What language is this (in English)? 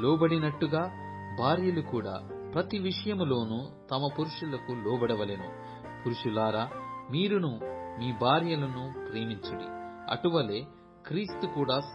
Telugu